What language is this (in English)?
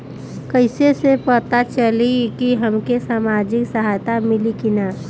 Bhojpuri